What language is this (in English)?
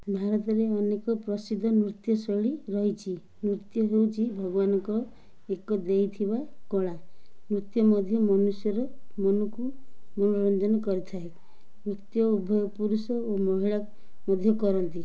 Odia